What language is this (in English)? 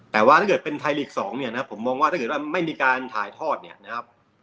Thai